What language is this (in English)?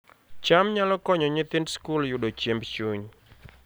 Luo (Kenya and Tanzania)